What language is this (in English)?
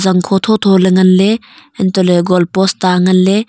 Wancho Naga